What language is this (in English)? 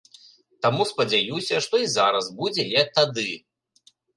Belarusian